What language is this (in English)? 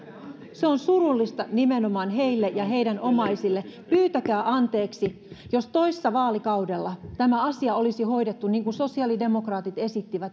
Finnish